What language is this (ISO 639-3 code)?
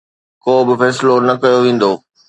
snd